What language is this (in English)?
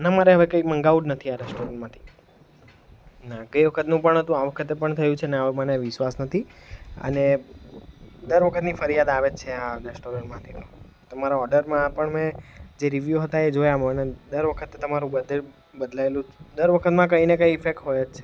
Gujarati